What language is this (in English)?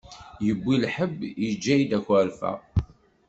Kabyle